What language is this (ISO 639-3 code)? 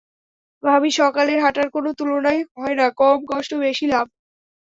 ben